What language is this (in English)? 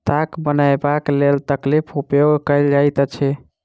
Maithili